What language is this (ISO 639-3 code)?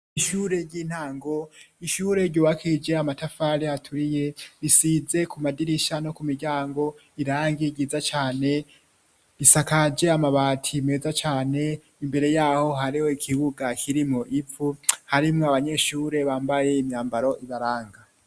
run